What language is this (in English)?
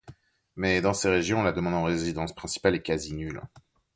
French